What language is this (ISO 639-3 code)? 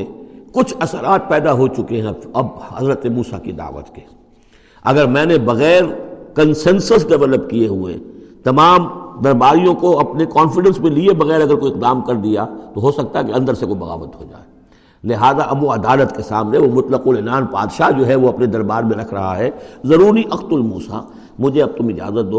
urd